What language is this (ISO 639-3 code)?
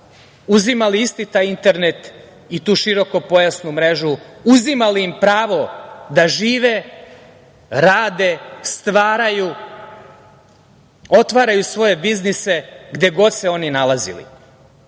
srp